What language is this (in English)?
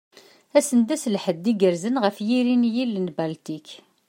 Kabyle